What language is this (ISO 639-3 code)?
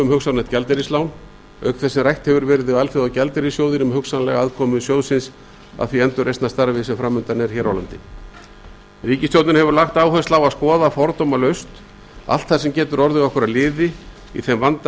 isl